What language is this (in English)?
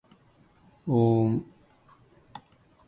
Japanese